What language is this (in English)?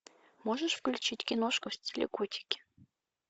Russian